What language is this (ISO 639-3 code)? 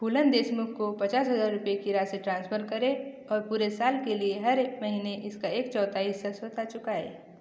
hin